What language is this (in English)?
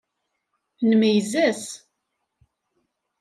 Kabyle